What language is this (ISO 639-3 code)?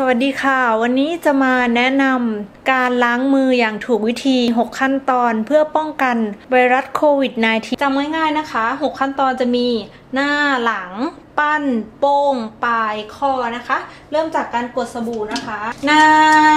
tha